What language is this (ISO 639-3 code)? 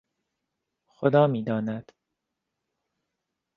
fas